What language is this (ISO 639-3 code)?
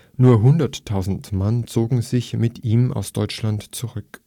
deu